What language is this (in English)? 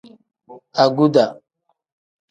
Tem